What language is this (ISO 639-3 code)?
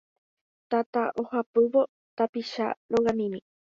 grn